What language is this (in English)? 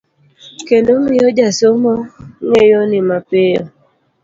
Luo (Kenya and Tanzania)